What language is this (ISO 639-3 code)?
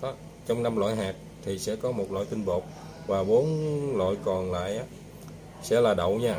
vie